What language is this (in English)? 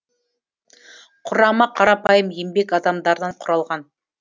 Kazakh